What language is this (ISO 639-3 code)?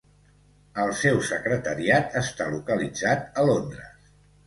cat